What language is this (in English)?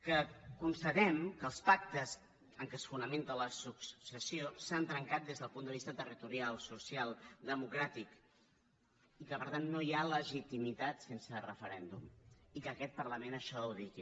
Catalan